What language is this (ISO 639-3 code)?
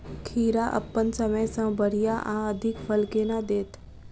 mai